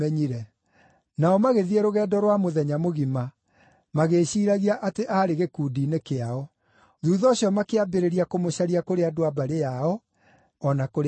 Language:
Kikuyu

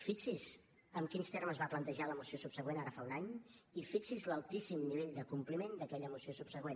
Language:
Catalan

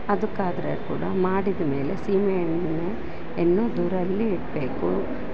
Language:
Kannada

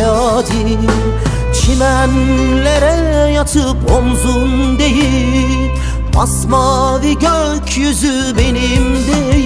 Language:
Turkish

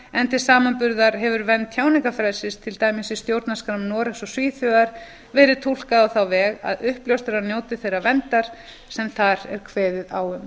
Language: Icelandic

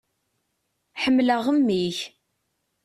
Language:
Kabyle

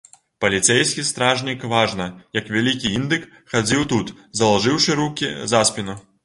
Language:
Belarusian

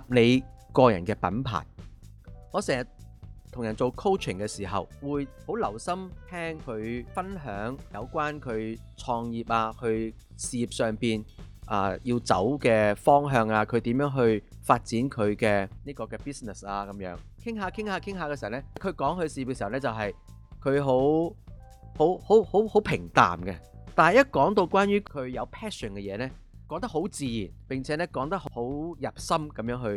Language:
Chinese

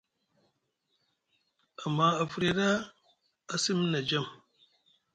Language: Musgu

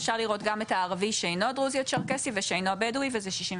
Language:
Hebrew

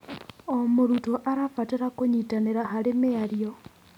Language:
Kikuyu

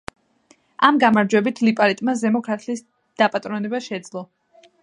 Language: Georgian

